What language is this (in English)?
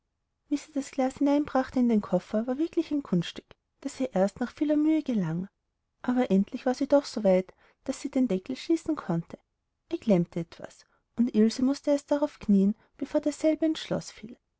German